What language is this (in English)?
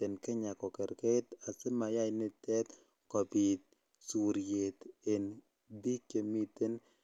Kalenjin